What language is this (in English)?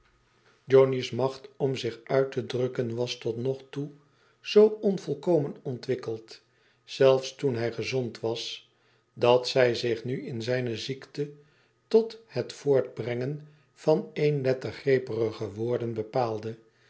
Dutch